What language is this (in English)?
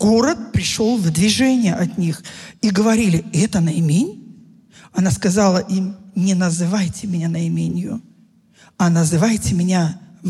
Russian